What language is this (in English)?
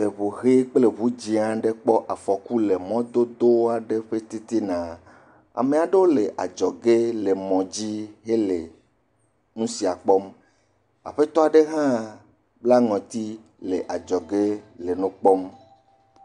Ewe